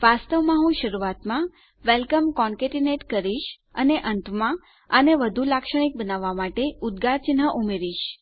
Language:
Gujarati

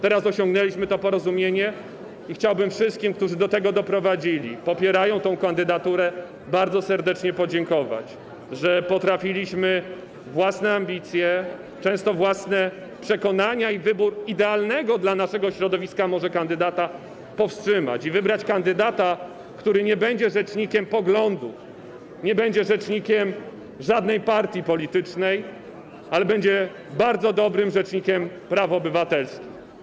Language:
Polish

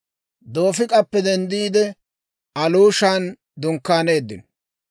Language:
Dawro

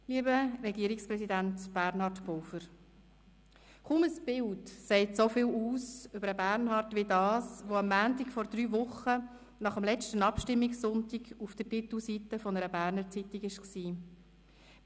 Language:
Swiss German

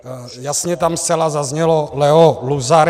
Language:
Czech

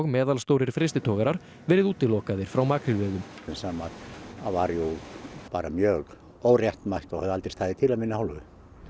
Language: Icelandic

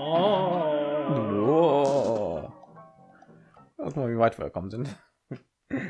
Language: German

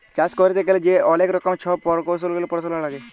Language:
Bangla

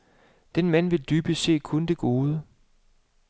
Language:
Danish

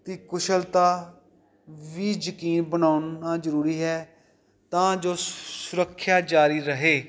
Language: Punjabi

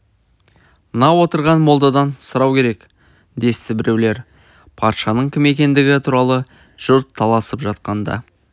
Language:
Kazakh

